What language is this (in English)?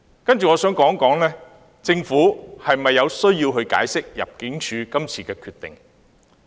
Cantonese